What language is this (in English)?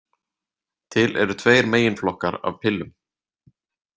Icelandic